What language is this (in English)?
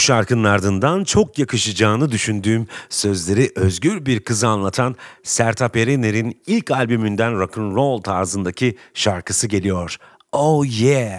Turkish